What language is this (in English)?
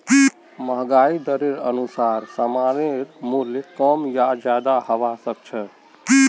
Magahi